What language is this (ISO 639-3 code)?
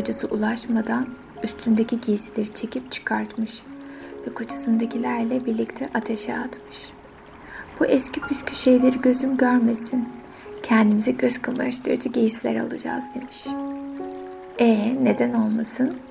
tur